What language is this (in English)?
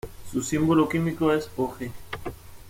Spanish